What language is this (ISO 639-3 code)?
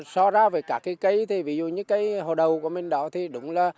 vie